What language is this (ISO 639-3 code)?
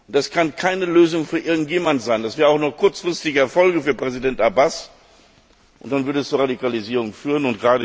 deu